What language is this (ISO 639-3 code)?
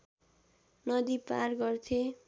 nep